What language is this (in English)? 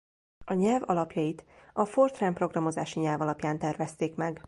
Hungarian